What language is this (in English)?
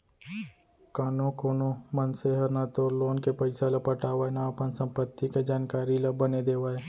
Chhattisgarhi